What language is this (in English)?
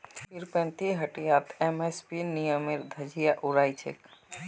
Magahi